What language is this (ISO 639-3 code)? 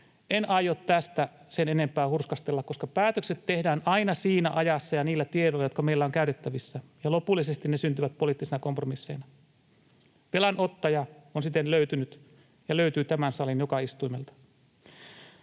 fin